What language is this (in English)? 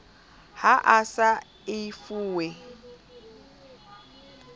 Southern Sotho